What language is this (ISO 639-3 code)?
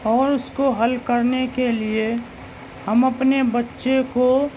urd